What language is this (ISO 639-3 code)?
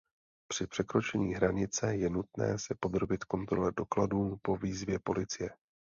ces